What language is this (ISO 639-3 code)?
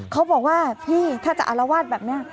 tha